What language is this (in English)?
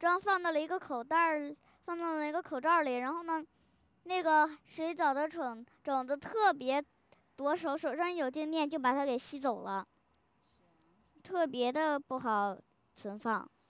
Chinese